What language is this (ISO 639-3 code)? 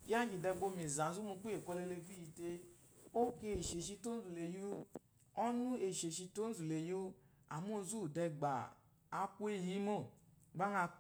afo